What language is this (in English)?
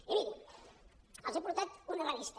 Catalan